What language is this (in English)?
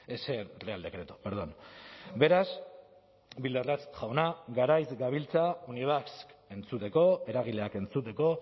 Basque